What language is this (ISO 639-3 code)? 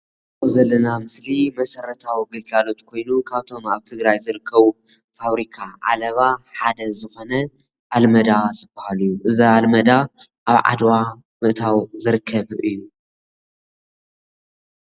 tir